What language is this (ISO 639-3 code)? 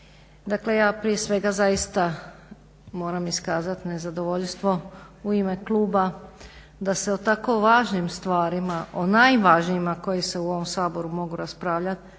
hrv